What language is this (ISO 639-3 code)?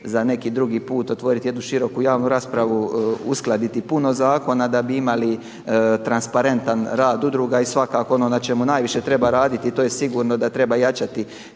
hrv